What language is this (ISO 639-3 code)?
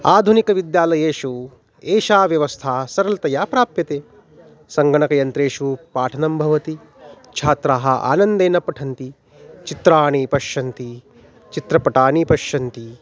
san